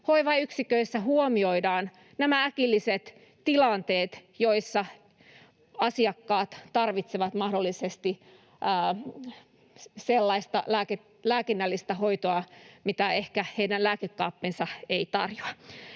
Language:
Finnish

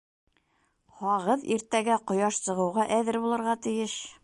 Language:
Bashkir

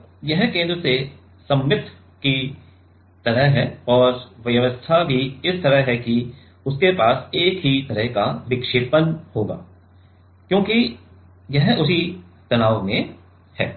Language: Hindi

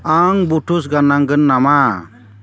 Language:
Bodo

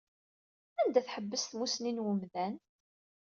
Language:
Kabyle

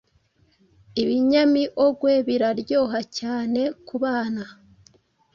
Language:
Kinyarwanda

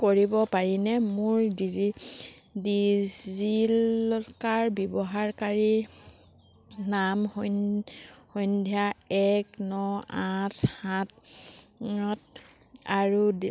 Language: Assamese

